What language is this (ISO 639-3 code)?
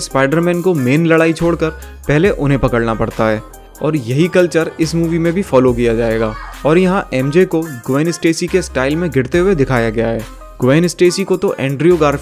hin